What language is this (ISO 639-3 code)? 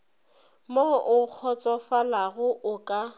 nso